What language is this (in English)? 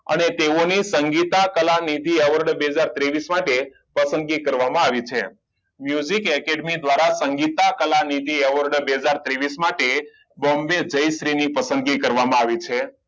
Gujarati